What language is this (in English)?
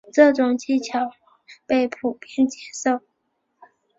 Chinese